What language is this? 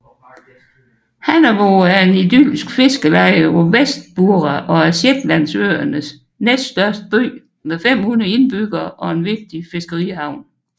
Danish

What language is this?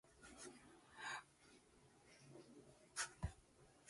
Latvian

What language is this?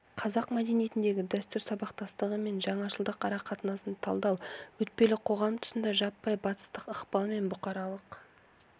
Kazakh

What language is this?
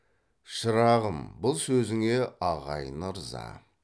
Kazakh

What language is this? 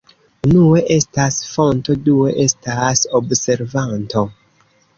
Esperanto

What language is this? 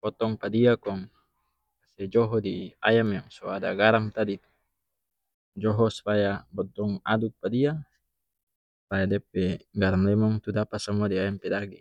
North Moluccan Malay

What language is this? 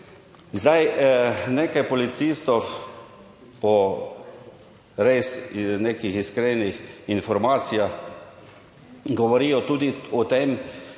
Slovenian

